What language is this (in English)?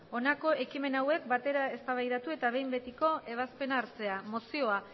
Basque